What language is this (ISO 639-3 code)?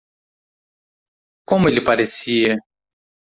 por